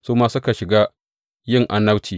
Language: Hausa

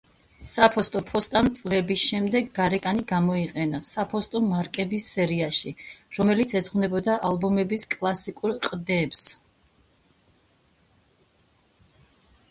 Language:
Georgian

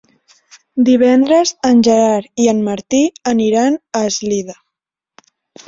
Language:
Catalan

